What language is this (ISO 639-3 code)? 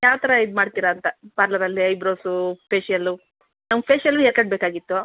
kan